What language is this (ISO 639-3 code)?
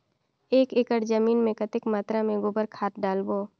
hne